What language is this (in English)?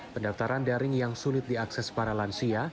Indonesian